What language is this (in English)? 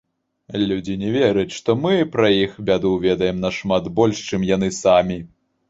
Belarusian